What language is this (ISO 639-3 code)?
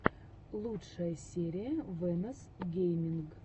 rus